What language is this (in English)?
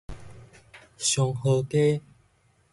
Min Nan Chinese